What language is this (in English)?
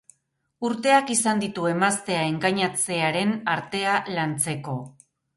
Basque